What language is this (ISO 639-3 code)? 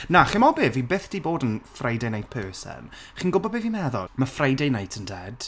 cym